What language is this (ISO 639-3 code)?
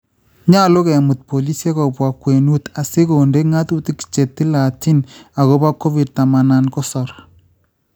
kln